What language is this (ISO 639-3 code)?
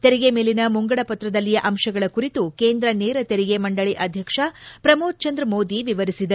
kan